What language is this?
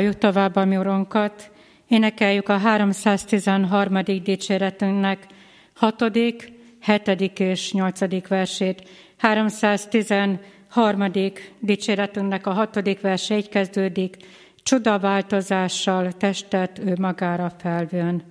Hungarian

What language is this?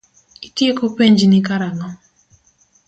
Luo (Kenya and Tanzania)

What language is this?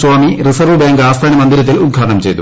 Malayalam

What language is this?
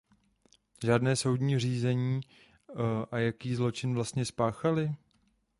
Czech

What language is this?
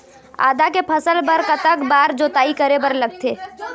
Chhattisgarhi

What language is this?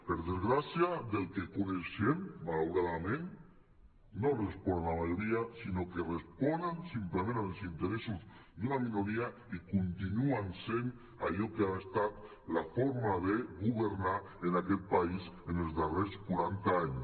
Catalan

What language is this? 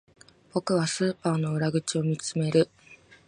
Japanese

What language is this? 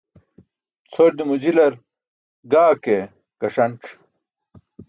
Burushaski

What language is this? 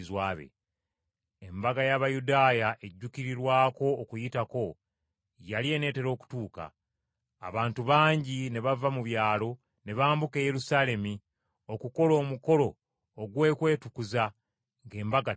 Ganda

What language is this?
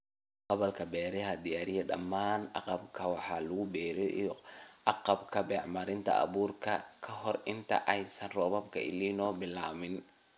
Somali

